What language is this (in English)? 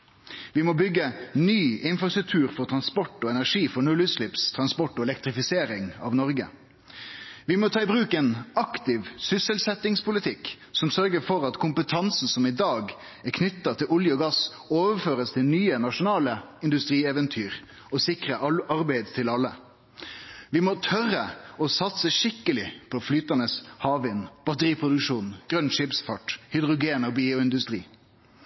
Norwegian Nynorsk